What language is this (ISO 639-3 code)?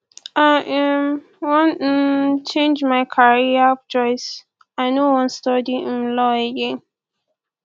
pcm